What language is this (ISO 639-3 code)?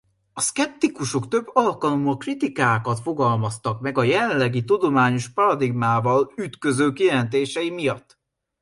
hun